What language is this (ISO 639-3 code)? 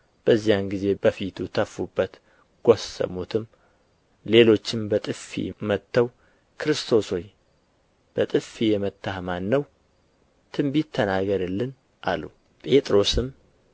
amh